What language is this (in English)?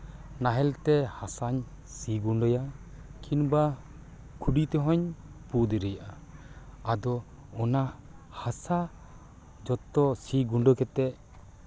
Santali